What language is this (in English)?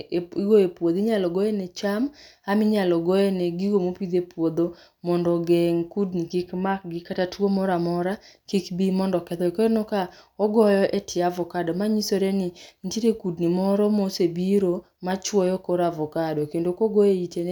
Luo (Kenya and Tanzania)